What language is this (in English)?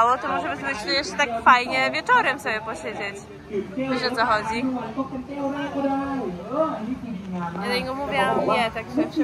Polish